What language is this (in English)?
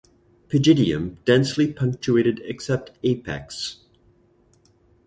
English